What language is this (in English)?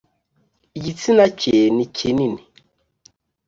Kinyarwanda